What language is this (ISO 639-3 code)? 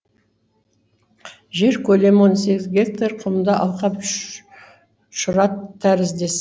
kaz